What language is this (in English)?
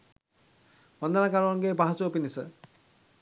Sinhala